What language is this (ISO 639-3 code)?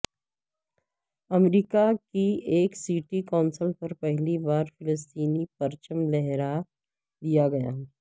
urd